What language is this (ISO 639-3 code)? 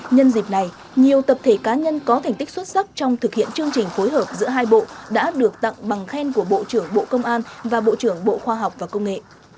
vie